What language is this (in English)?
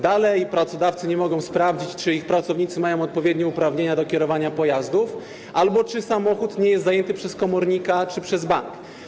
Polish